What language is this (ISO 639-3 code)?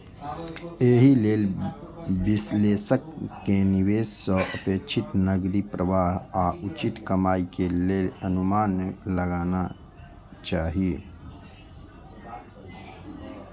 mai